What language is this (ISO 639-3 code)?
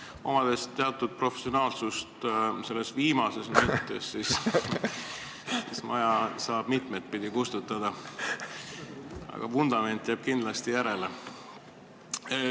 est